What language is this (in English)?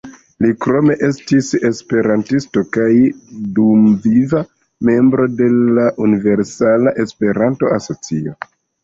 Esperanto